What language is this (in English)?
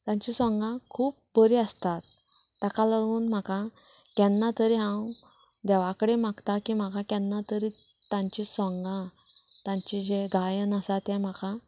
Konkani